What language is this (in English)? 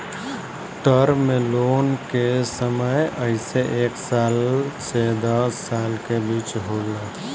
Bhojpuri